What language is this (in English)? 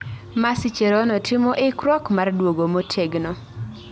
Luo (Kenya and Tanzania)